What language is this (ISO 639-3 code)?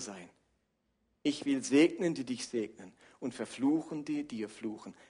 deu